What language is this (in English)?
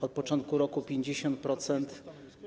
Polish